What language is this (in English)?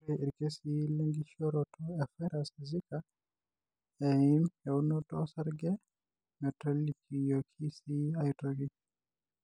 Masai